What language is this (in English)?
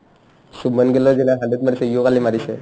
Assamese